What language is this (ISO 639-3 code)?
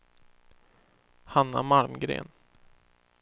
swe